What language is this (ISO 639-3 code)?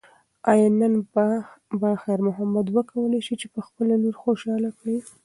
pus